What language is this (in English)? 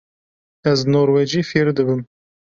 Kurdish